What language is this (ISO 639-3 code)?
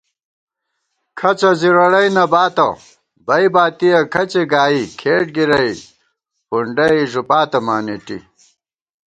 gwt